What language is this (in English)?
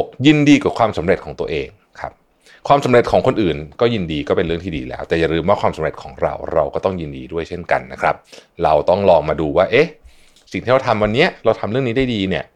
Thai